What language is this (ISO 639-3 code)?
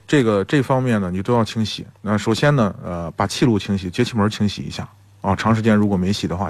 zho